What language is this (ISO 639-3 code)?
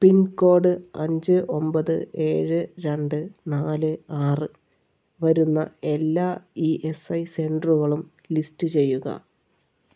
mal